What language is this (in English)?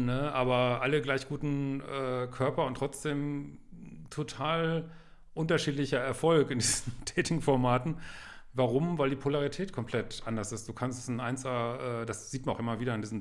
German